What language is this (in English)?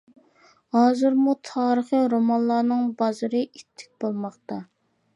Uyghur